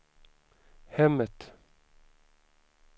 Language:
Swedish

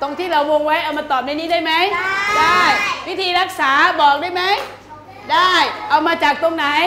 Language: Thai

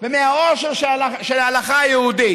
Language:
Hebrew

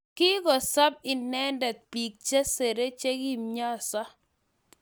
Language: Kalenjin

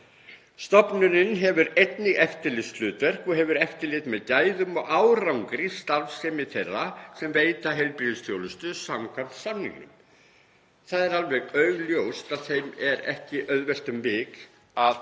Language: Icelandic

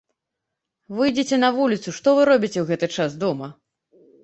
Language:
Belarusian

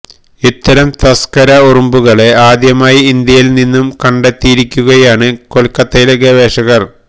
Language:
Malayalam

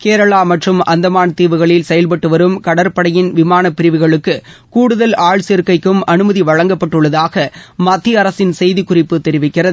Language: Tamil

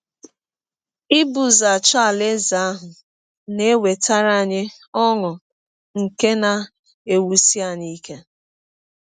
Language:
Igbo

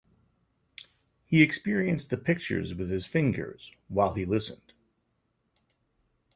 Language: English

